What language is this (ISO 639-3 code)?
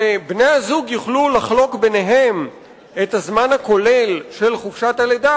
heb